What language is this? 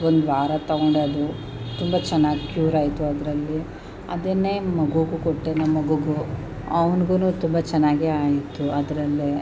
Kannada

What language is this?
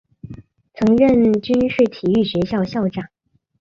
Chinese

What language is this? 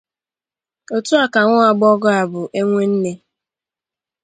Igbo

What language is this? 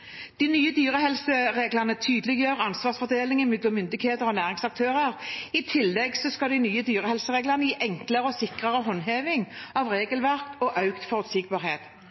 Norwegian Bokmål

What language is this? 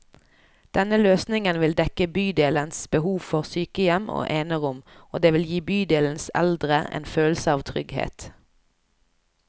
Norwegian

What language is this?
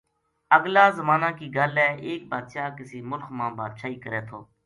Gujari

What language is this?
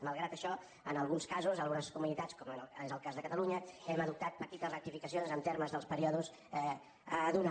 Catalan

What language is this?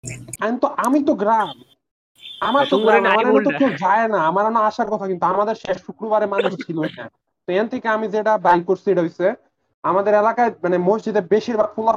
Bangla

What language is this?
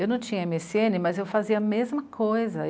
Portuguese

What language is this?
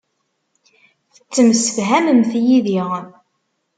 Kabyle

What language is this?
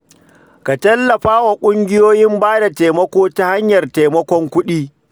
Hausa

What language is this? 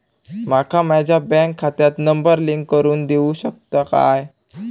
Marathi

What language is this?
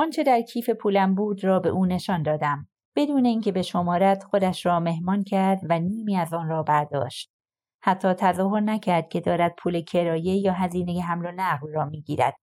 Persian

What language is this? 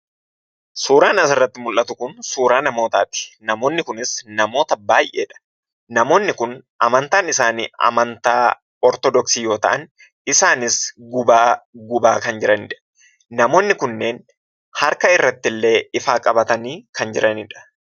Oromo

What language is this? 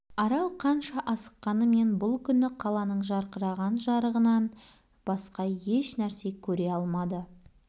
Kazakh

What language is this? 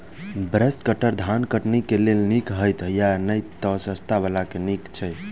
Maithili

